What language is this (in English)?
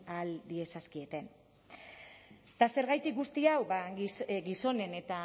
Basque